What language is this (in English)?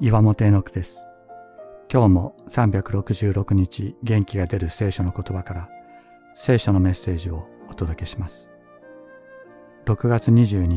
Japanese